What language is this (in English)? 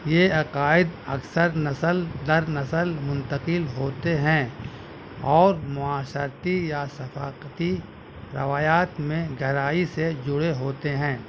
Urdu